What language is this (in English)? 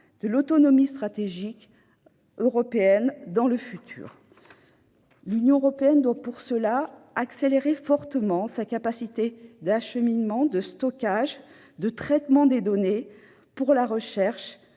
French